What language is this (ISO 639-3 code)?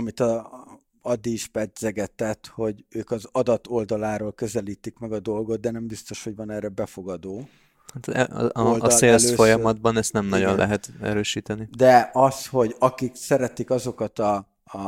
hun